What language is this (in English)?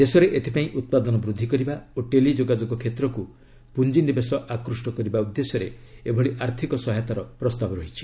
Odia